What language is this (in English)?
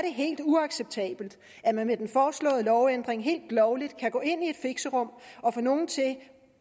Danish